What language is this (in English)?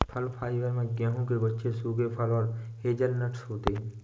Hindi